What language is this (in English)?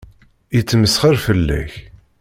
Kabyle